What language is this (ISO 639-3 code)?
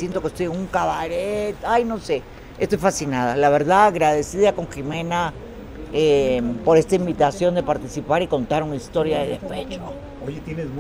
spa